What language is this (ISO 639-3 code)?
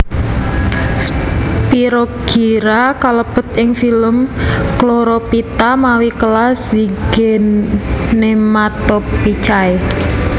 jav